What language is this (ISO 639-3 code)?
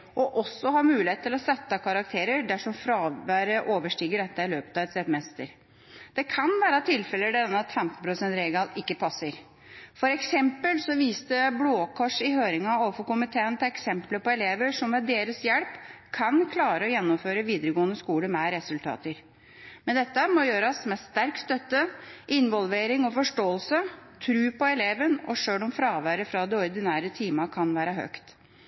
nob